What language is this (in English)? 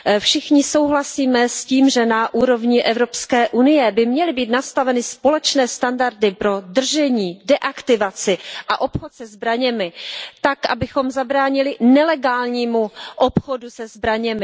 Czech